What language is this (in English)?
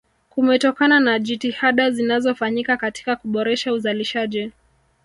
Swahili